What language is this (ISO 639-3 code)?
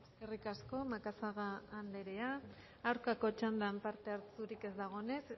eus